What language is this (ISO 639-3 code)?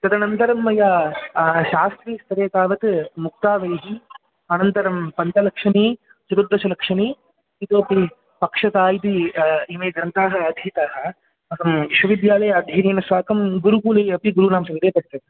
san